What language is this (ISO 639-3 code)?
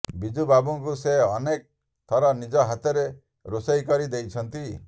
ori